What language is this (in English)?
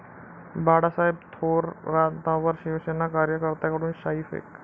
Marathi